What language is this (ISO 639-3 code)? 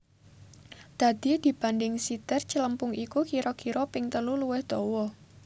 jav